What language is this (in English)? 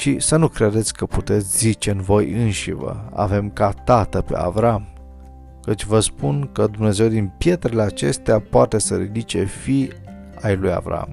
Romanian